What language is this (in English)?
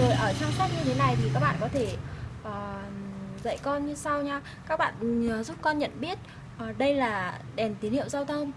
Vietnamese